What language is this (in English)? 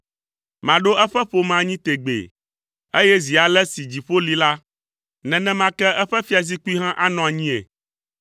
Ewe